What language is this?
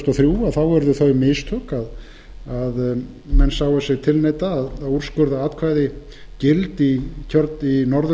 Icelandic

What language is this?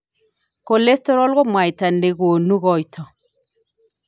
Kalenjin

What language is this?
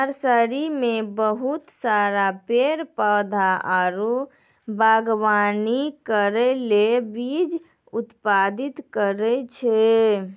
Maithili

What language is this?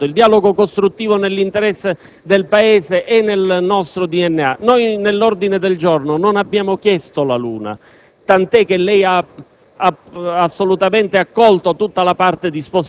Italian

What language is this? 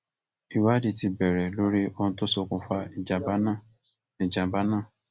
Yoruba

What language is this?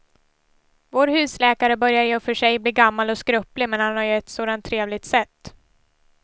Swedish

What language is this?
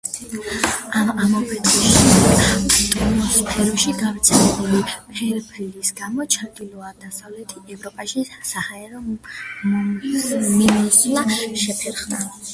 Georgian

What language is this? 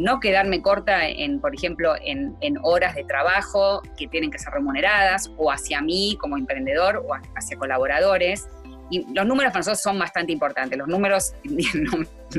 Spanish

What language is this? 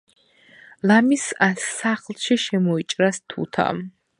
Georgian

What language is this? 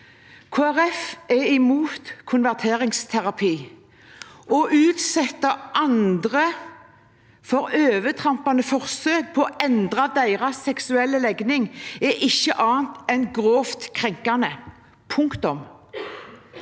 Norwegian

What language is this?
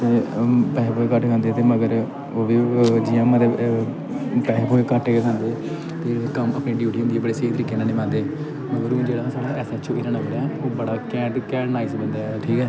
Dogri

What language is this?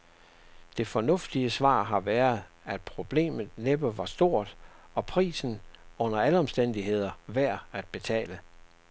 Danish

